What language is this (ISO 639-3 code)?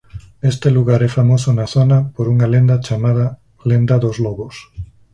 glg